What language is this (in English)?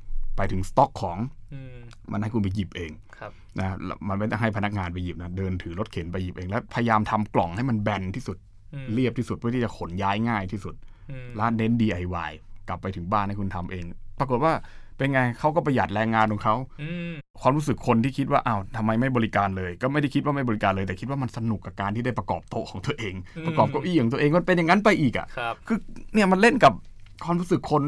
Thai